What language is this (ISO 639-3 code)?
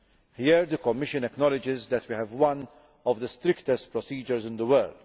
eng